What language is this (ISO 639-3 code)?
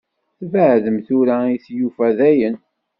kab